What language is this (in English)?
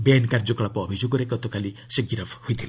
Odia